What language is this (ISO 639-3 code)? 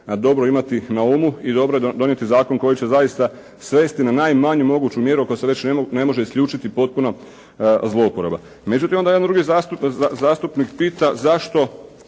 hrv